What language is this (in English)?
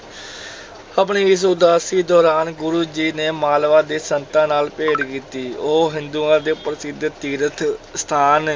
Punjabi